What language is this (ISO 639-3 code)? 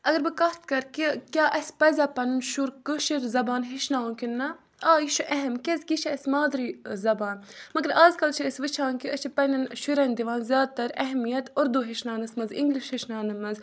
kas